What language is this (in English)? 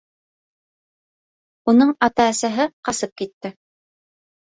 Bashkir